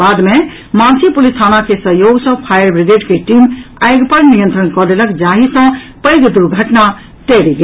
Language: Maithili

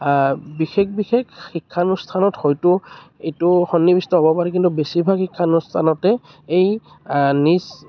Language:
Assamese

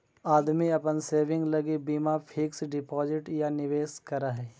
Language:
Magahi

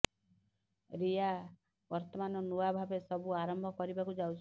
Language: Odia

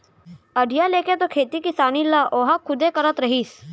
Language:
Chhattisgarhi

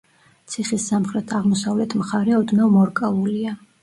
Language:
Georgian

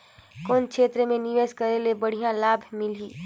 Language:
Chhattisgarhi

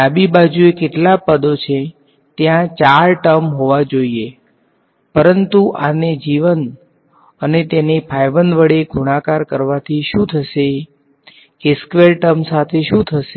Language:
Gujarati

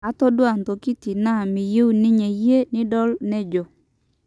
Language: Masai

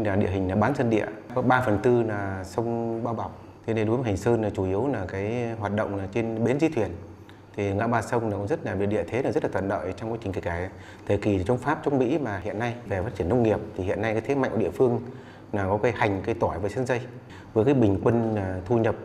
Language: Vietnamese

